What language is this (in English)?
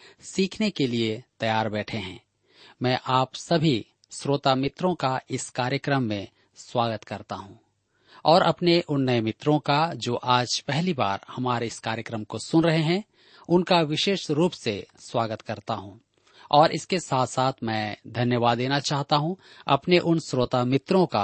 Hindi